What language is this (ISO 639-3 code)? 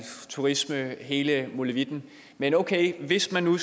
dan